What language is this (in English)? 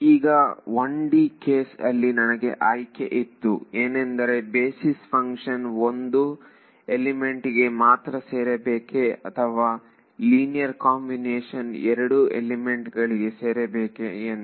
Kannada